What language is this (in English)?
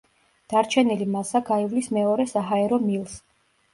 Georgian